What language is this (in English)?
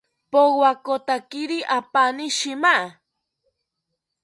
South Ucayali Ashéninka